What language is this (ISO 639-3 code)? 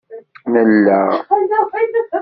kab